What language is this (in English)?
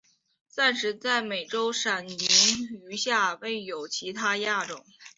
Chinese